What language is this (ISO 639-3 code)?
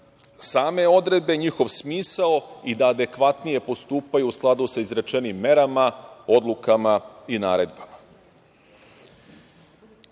srp